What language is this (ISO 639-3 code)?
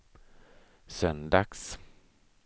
swe